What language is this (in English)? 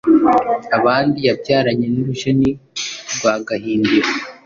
Kinyarwanda